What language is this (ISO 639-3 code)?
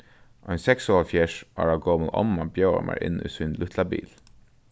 fao